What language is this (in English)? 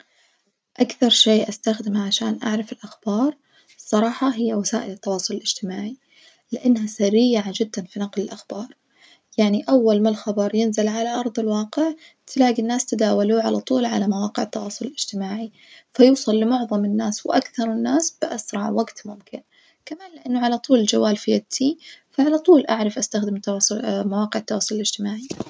Najdi Arabic